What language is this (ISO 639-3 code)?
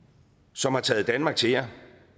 dan